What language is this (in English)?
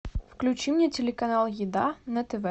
Russian